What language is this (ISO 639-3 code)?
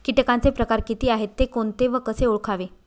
mar